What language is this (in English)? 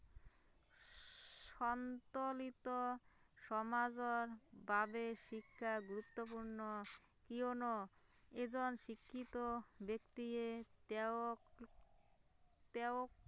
Assamese